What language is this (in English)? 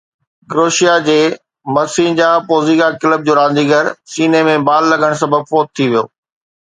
Sindhi